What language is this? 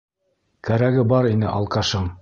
Bashkir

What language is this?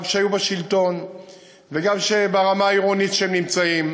Hebrew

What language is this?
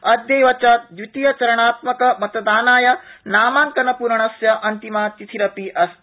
Sanskrit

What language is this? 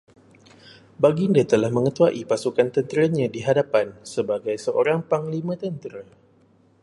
Malay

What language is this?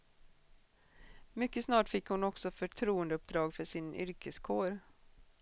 Swedish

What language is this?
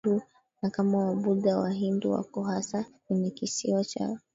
Swahili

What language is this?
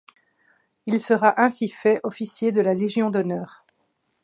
French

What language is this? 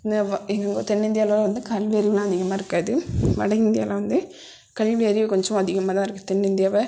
Tamil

